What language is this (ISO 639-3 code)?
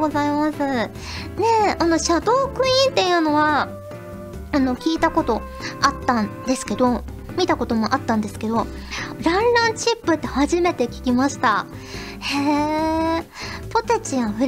jpn